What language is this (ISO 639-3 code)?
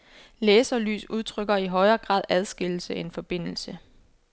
dan